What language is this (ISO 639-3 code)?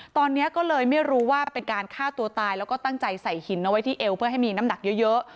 tha